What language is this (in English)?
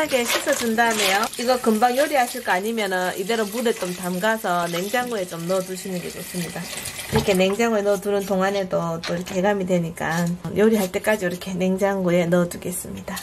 Korean